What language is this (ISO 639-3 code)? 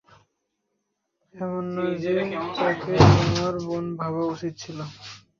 ben